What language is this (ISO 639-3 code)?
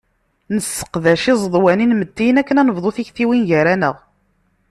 kab